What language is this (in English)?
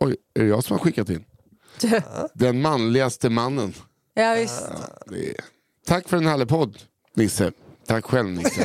Swedish